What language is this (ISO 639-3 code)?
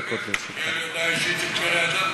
heb